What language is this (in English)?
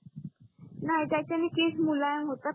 Marathi